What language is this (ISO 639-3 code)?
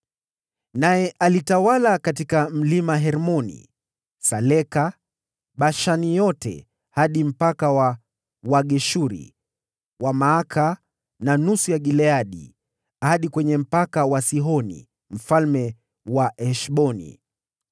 swa